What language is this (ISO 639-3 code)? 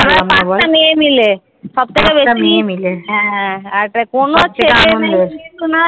ben